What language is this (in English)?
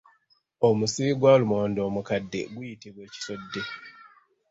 Ganda